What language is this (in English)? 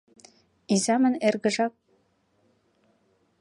Mari